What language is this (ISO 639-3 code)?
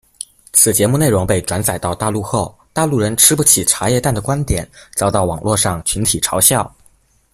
zho